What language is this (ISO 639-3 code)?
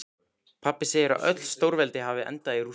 isl